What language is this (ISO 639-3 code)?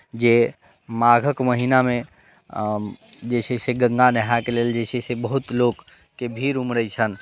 mai